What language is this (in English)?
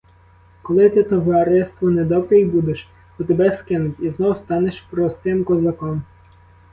Ukrainian